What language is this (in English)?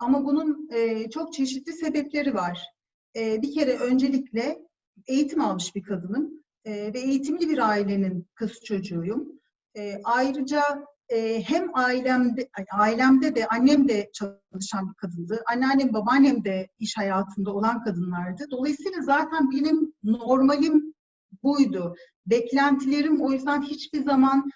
Turkish